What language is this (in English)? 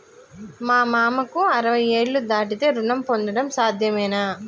Telugu